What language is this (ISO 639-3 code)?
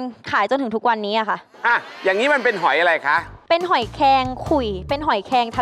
tha